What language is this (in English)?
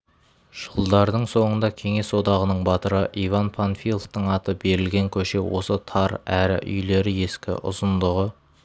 Kazakh